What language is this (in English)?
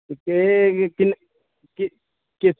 Dogri